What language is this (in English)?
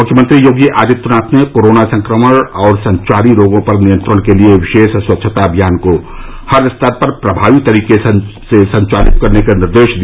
Hindi